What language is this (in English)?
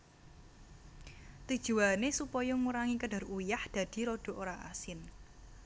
Javanese